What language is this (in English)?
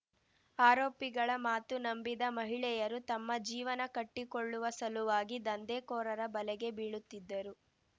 Kannada